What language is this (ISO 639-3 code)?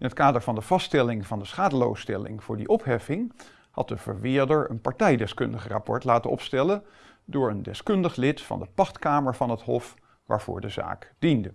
nld